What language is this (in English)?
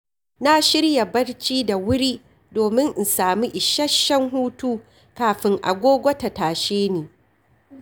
Hausa